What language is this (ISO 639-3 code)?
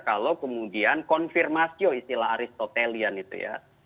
ind